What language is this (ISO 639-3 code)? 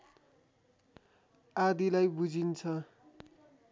nep